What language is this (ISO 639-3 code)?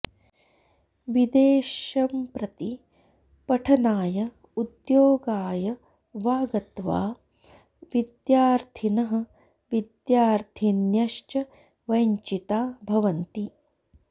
san